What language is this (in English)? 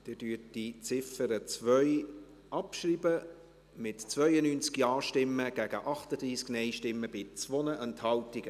Swiss German